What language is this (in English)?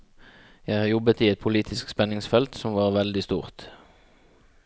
Norwegian